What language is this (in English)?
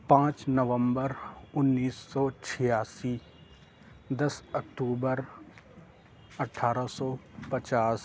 Urdu